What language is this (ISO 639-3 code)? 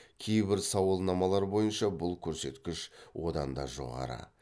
kaz